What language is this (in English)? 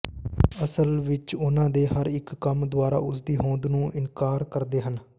Punjabi